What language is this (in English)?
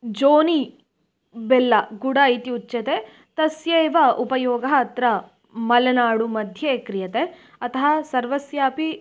Sanskrit